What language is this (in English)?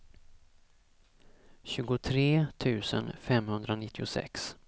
Swedish